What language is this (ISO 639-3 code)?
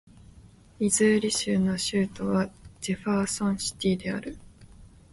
jpn